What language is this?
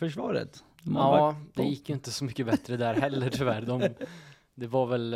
Swedish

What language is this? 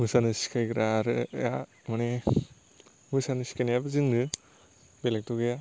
Bodo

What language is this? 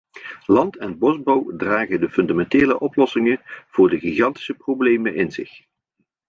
Dutch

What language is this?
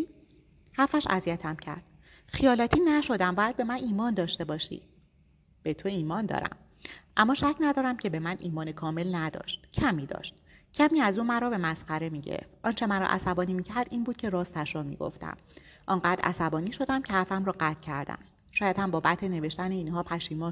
Persian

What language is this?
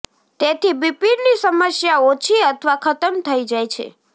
Gujarati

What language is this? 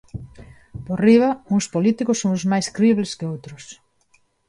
Galician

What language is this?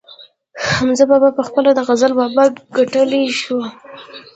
Pashto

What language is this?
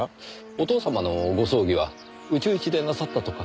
Japanese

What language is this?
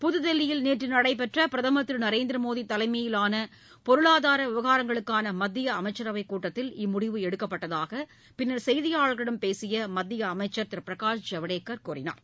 Tamil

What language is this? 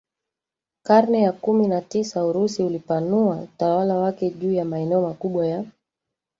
Swahili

